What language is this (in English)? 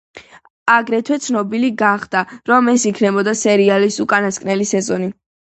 Georgian